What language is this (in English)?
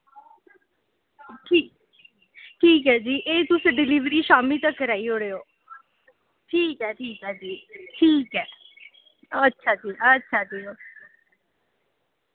Dogri